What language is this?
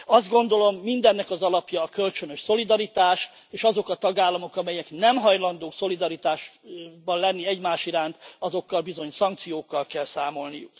Hungarian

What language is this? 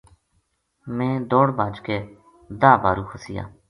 Gujari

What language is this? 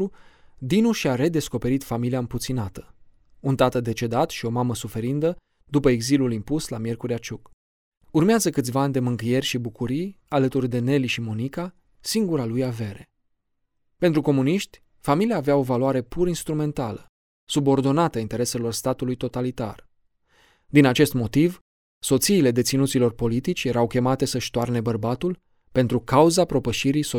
Romanian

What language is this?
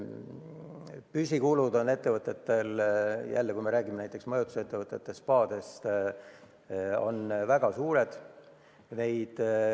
Estonian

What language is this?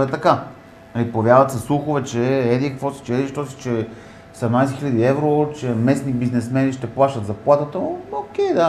Bulgarian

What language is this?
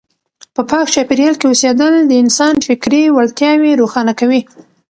Pashto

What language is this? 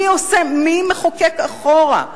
Hebrew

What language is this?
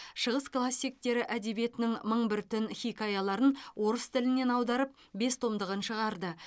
Kazakh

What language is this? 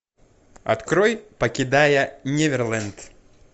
Russian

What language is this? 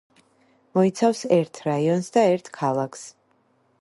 Georgian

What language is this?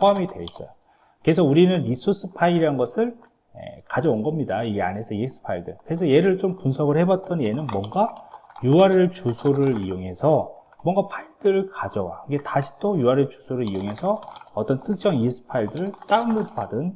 Korean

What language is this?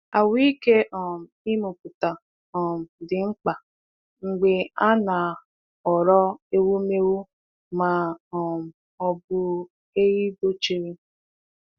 Igbo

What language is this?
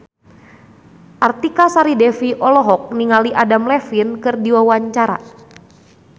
Sundanese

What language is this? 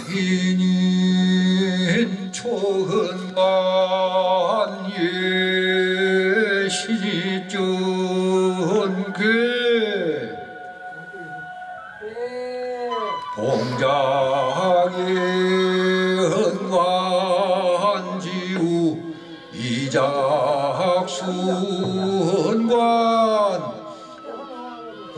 Korean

